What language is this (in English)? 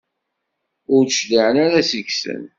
Kabyle